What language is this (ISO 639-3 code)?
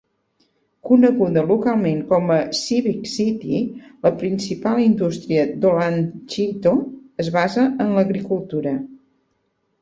cat